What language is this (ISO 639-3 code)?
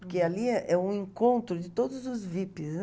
por